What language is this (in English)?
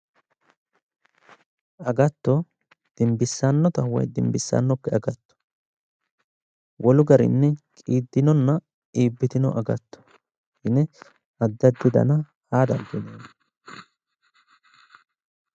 Sidamo